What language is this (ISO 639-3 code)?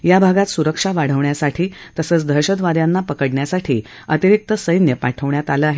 mar